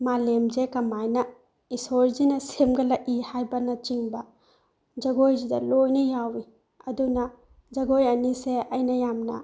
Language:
Manipuri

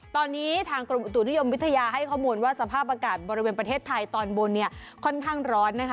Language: Thai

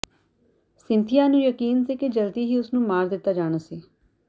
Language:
Punjabi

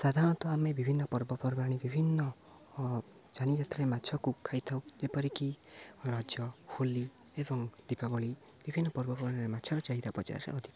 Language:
Odia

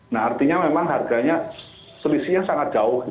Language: Indonesian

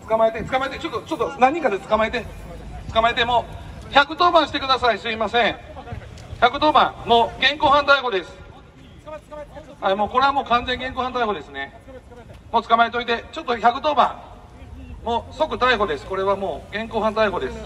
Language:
Japanese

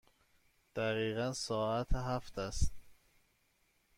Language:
Persian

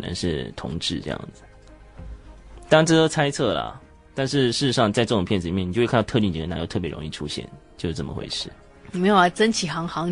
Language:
Chinese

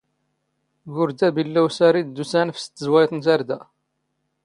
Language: Standard Moroccan Tamazight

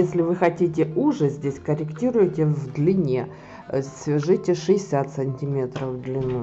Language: Russian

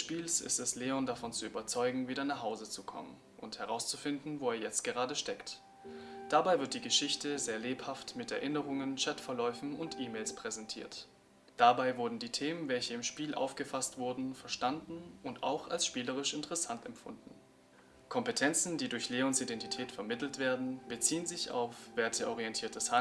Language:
German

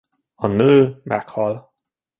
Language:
Hungarian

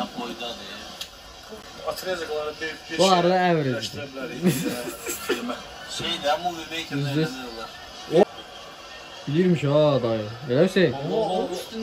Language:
Turkish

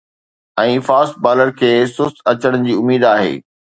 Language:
Sindhi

